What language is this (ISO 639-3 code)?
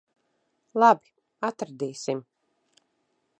lav